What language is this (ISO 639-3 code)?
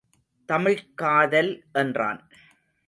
tam